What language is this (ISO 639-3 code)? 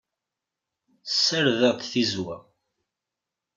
kab